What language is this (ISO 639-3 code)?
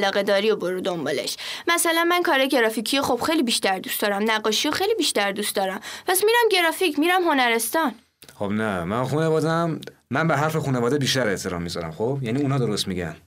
fas